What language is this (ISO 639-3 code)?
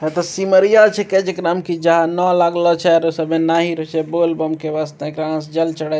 mai